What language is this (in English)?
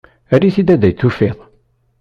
Kabyle